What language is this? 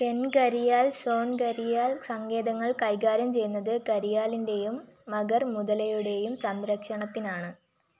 Malayalam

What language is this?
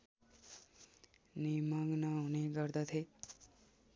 Nepali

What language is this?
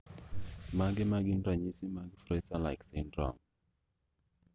Luo (Kenya and Tanzania)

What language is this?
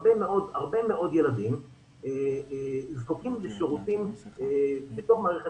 Hebrew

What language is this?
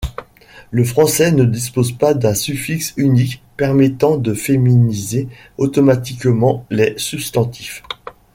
French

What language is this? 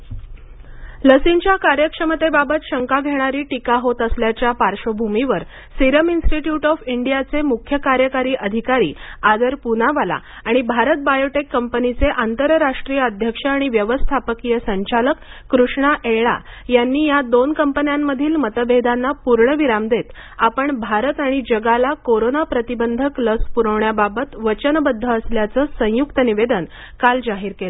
Marathi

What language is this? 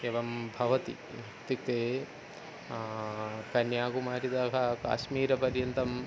Sanskrit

